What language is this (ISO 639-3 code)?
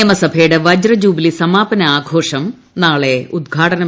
mal